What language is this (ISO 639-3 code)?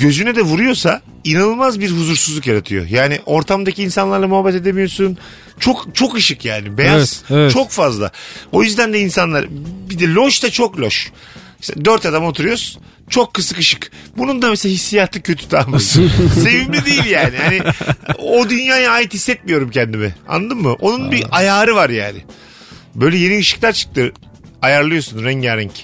tur